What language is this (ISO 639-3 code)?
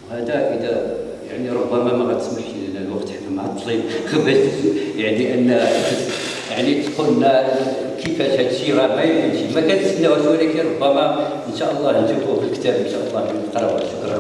ara